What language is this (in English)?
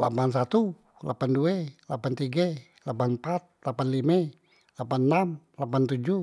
Musi